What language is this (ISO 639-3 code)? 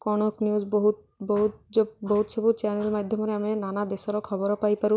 ori